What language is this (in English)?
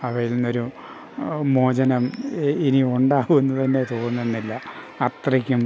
Malayalam